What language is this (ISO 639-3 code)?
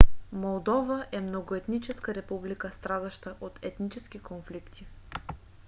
bul